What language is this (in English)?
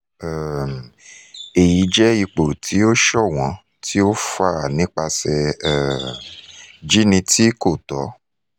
Yoruba